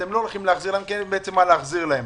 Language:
Hebrew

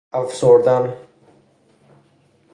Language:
Persian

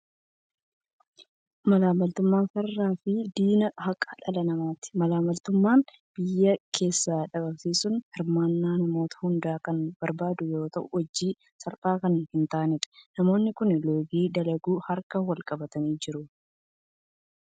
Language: Oromo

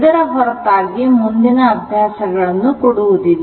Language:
Kannada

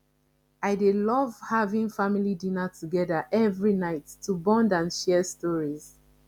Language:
Nigerian Pidgin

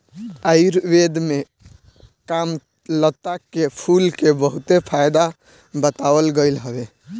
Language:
Bhojpuri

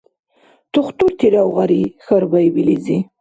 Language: Dargwa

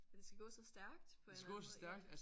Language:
Danish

